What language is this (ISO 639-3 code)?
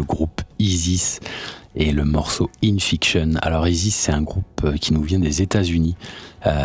fra